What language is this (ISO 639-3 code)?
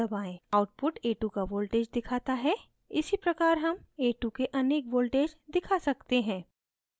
hin